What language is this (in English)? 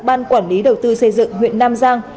Vietnamese